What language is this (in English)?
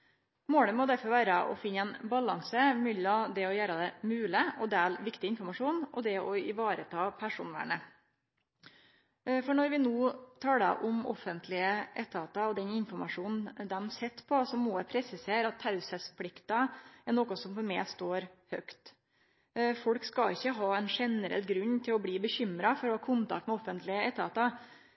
Norwegian Nynorsk